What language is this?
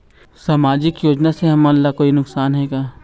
Chhattisgarhi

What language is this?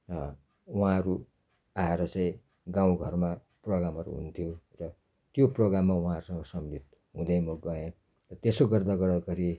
Nepali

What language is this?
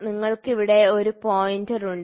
Malayalam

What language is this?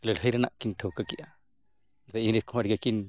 Santali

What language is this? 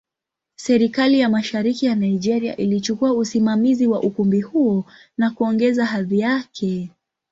Swahili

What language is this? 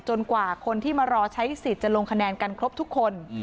Thai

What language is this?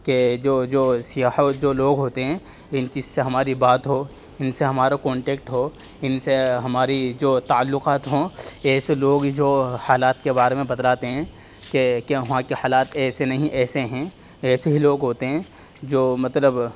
Urdu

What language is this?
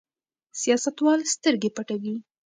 Pashto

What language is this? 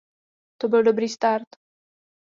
Czech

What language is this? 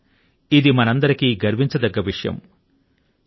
Telugu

